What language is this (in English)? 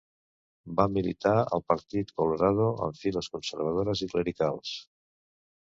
Catalan